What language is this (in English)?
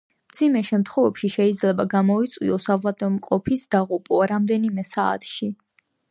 Georgian